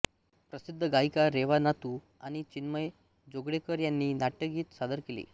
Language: Marathi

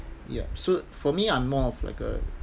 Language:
English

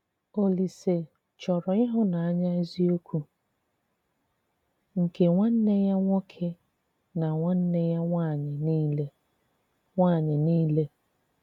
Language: Igbo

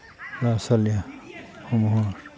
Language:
Assamese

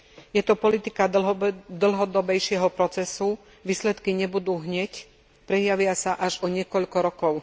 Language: Slovak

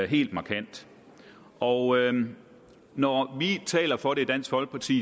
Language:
Danish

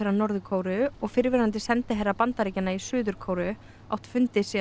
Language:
Icelandic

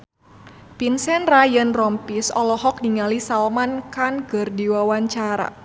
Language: Sundanese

